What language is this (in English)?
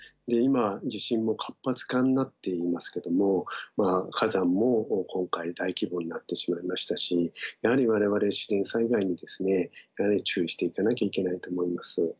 Japanese